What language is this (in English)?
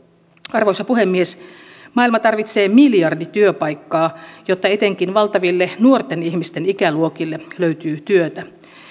Finnish